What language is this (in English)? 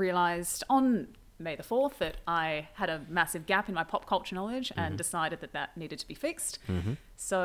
English